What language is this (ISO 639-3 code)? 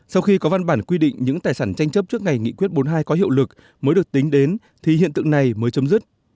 vie